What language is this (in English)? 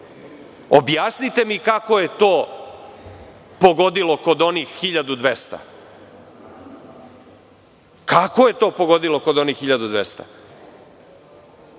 Serbian